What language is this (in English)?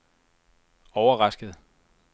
Danish